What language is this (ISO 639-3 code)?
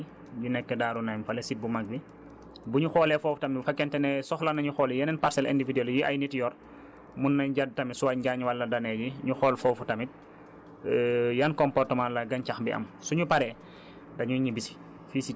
wol